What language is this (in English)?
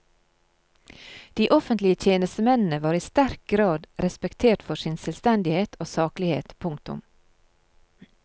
Norwegian